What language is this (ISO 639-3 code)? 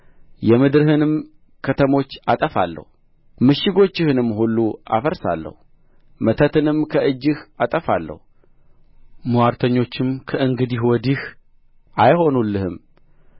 amh